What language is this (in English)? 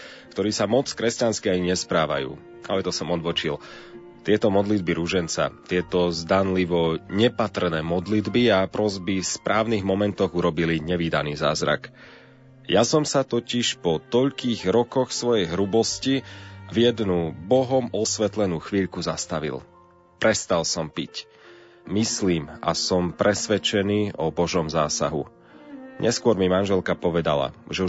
Slovak